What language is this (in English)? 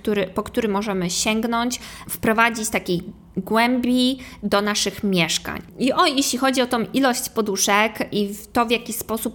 Polish